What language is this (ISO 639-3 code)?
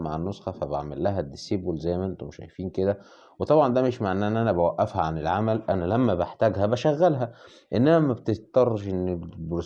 ara